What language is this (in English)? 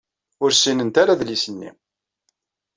Kabyle